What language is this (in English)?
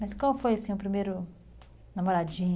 Portuguese